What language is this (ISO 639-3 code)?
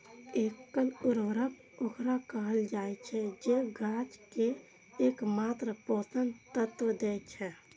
mai